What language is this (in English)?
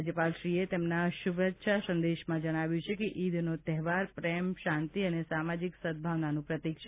Gujarati